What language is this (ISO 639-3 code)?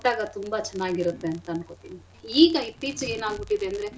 kan